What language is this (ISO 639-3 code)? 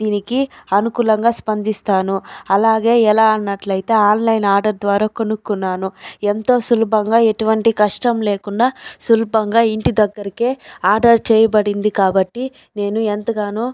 tel